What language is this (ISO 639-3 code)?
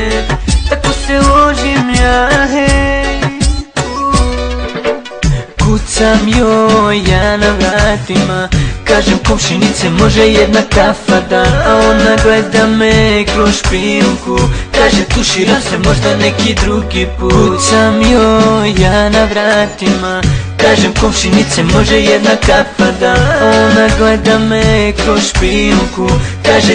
ron